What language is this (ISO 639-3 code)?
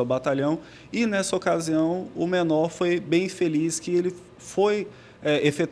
por